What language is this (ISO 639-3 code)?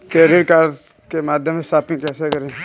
hin